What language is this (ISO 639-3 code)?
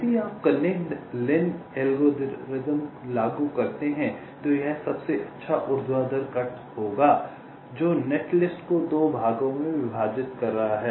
hin